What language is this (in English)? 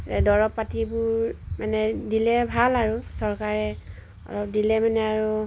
Assamese